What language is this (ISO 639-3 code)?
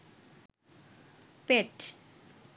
ben